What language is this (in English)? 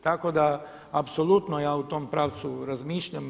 Croatian